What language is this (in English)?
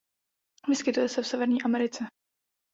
Czech